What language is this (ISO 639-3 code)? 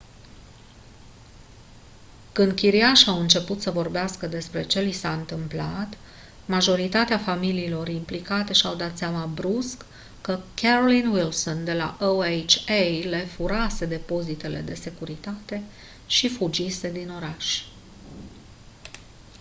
ron